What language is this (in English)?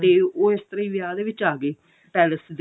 Punjabi